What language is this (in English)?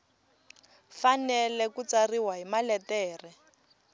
Tsonga